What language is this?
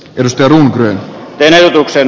Finnish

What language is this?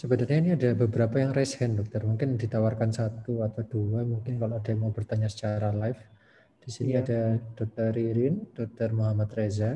Indonesian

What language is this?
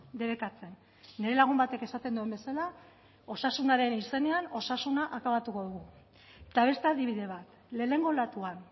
Basque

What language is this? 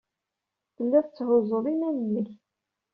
Kabyle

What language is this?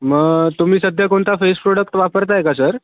Marathi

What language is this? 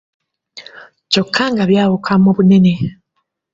Ganda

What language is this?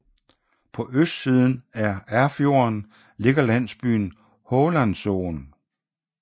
Danish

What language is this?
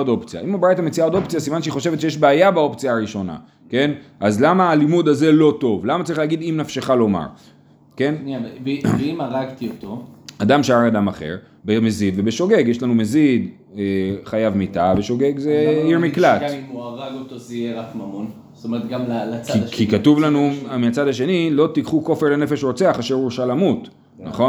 Hebrew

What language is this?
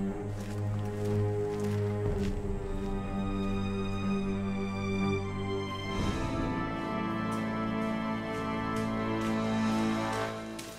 Korean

